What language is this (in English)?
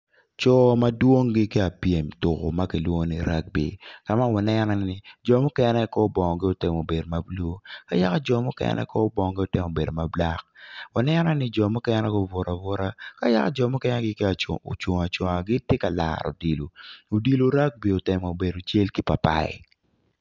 Acoli